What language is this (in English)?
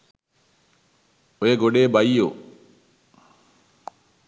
Sinhala